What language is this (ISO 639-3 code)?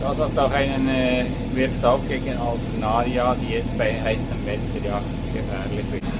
deu